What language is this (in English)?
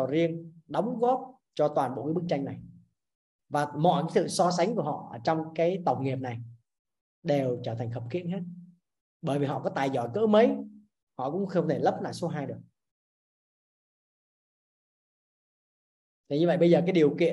Vietnamese